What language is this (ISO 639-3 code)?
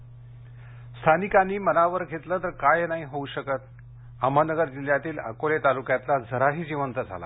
mar